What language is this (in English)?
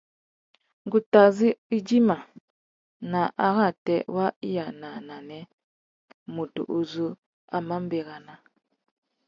Tuki